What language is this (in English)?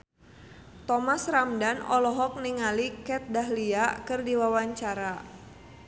Sundanese